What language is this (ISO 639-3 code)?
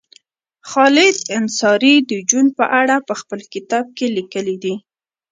pus